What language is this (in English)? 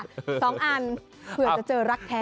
Thai